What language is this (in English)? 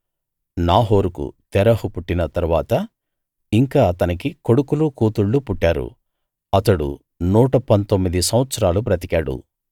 Telugu